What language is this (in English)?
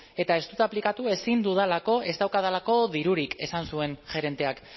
Basque